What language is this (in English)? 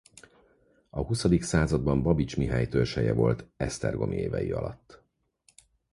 Hungarian